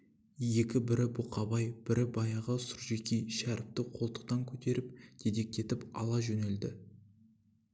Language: Kazakh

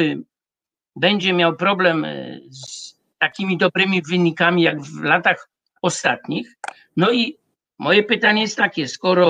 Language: Polish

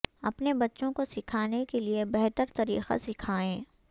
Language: Urdu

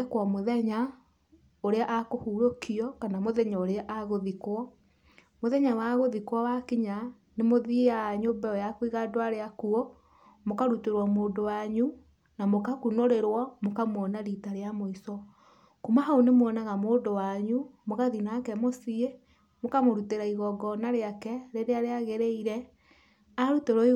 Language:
Kikuyu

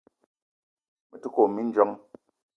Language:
Eton (Cameroon)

